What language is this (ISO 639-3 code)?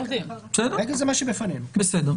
heb